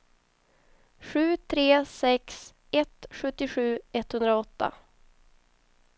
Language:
Swedish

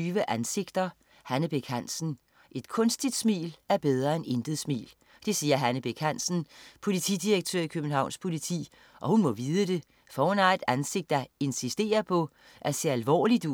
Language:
Danish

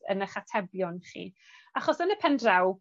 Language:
Welsh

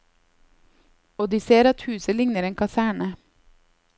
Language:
Norwegian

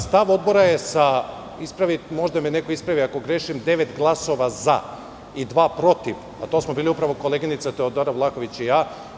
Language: Serbian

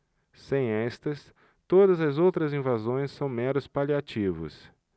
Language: Portuguese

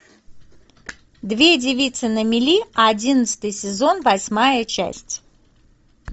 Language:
Russian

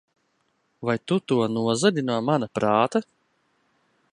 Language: Latvian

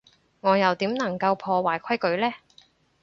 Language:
Cantonese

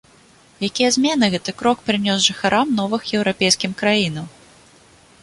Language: Belarusian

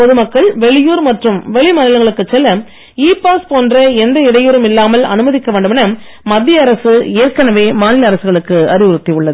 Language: Tamil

